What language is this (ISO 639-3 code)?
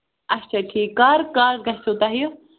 kas